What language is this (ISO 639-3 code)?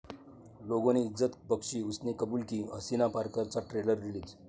mar